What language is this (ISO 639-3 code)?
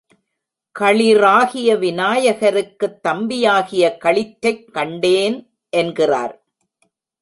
tam